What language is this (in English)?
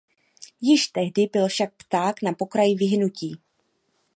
Czech